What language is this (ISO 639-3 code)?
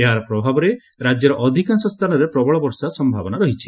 ori